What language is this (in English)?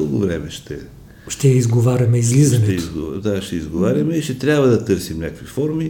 Bulgarian